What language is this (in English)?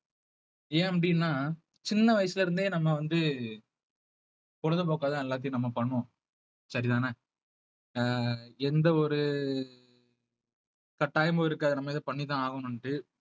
Tamil